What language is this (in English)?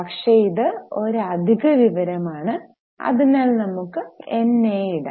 Malayalam